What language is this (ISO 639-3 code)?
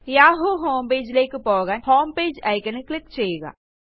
mal